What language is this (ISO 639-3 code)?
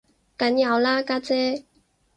yue